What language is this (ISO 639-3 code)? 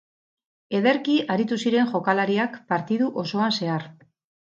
eus